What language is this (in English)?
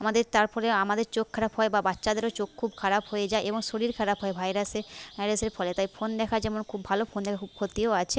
Bangla